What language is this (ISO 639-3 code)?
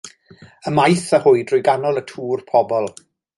cym